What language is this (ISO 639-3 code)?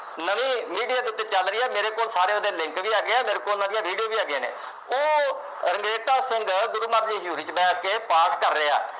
pan